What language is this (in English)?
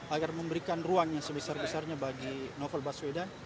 Indonesian